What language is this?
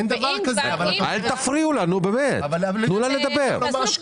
Hebrew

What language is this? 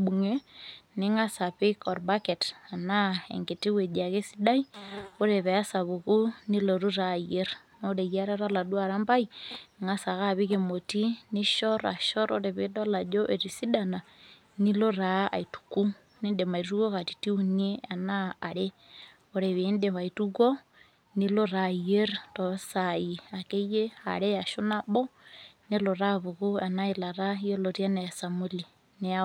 Masai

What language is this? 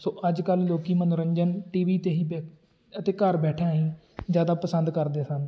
Punjabi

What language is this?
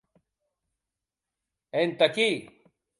Occitan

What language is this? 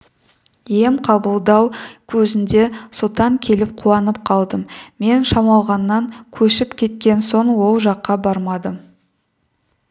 Kazakh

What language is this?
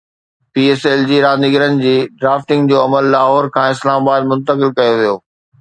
Sindhi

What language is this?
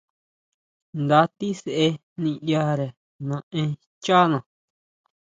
Huautla Mazatec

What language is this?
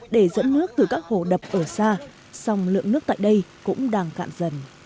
Vietnamese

